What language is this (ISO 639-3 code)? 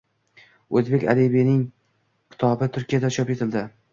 uzb